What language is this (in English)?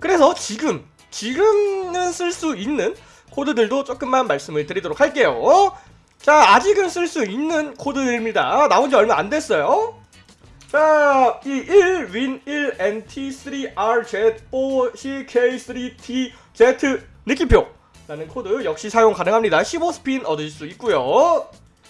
Korean